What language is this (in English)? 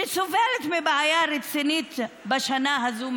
Hebrew